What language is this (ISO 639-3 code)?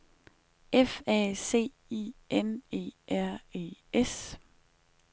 dan